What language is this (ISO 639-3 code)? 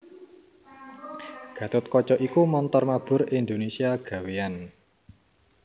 jav